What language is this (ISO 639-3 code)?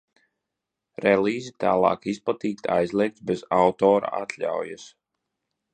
lav